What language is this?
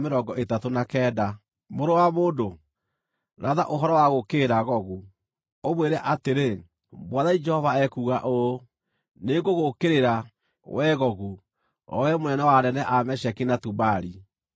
Kikuyu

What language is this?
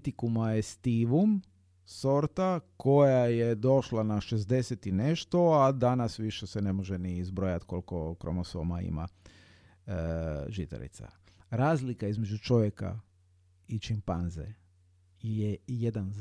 Croatian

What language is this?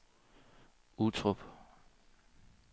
Danish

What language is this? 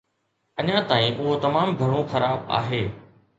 Sindhi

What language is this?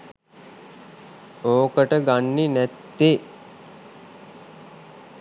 Sinhala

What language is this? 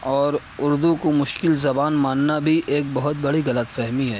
Urdu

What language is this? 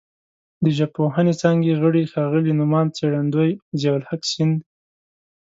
Pashto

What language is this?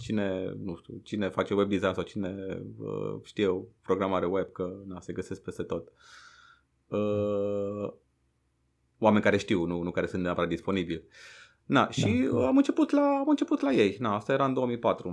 Romanian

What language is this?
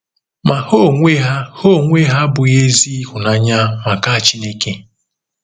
Igbo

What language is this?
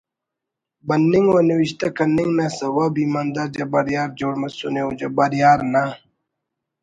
Brahui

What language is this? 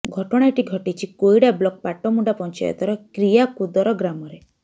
Odia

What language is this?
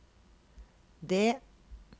Norwegian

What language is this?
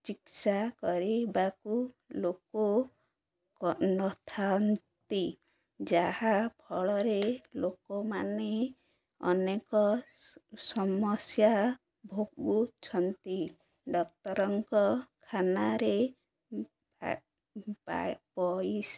Odia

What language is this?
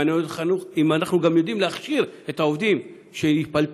Hebrew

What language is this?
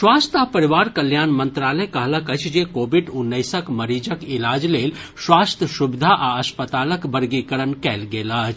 Maithili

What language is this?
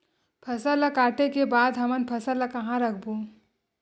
Chhattisgarhi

